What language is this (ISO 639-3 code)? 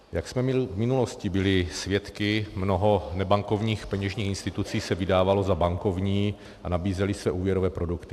ces